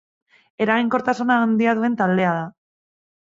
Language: Basque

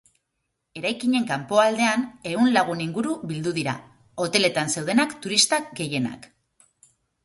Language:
Basque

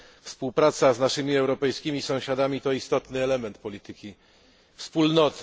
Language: Polish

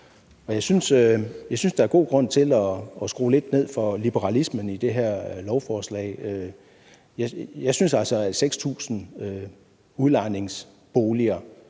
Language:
Danish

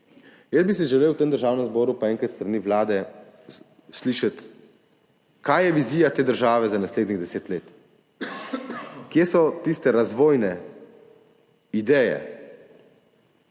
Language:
Slovenian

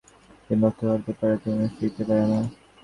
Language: Bangla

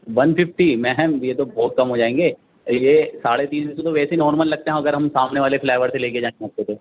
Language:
Urdu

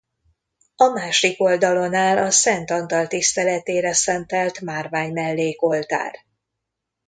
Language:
Hungarian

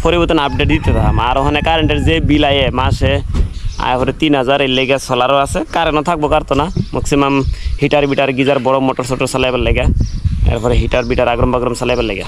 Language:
Bangla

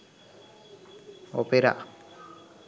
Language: Sinhala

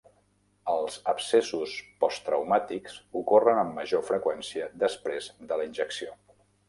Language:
Catalan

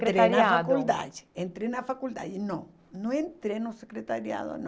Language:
Portuguese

